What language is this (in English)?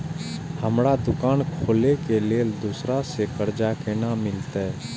Maithili